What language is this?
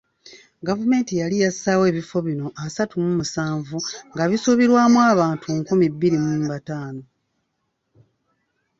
Ganda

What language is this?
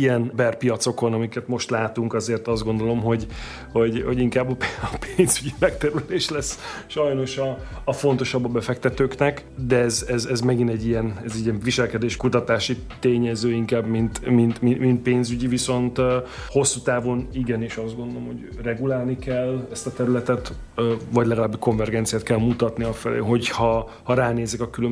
Hungarian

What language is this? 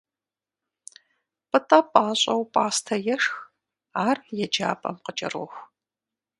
Kabardian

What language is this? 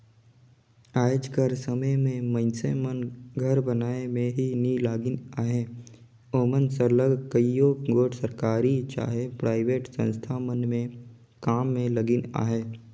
Chhattisgarhi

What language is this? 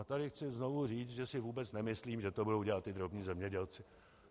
Czech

